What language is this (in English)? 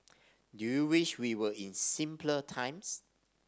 English